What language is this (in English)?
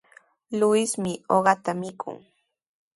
Sihuas Ancash Quechua